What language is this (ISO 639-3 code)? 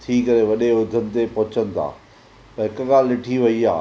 snd